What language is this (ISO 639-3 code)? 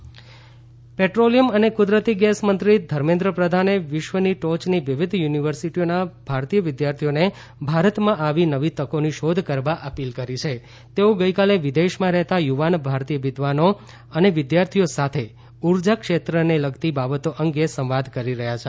guj